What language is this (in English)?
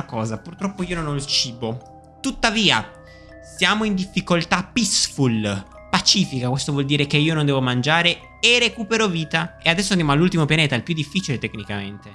Italian